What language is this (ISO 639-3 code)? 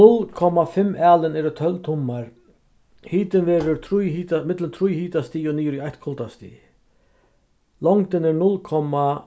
fao